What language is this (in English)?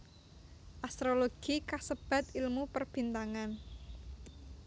Javanese